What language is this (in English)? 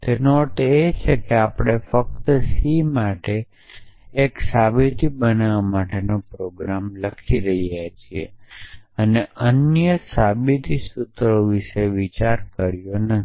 Gujarati